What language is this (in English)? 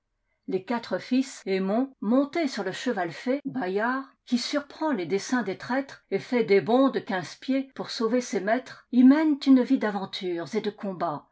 French